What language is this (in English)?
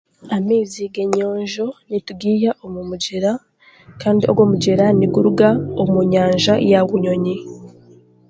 Chiga